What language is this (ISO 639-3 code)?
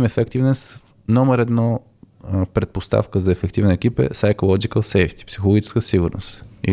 bul